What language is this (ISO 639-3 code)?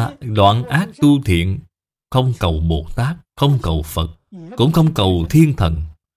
vie